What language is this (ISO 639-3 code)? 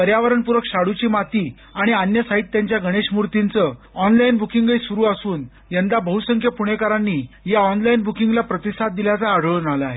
mar